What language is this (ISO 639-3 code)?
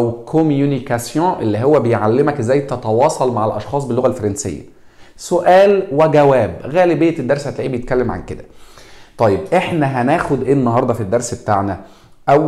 ara